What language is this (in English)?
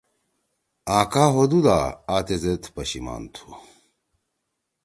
Torwali